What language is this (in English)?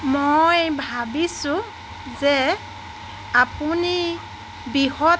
Assamese